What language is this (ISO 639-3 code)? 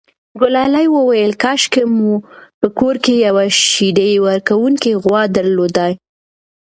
pus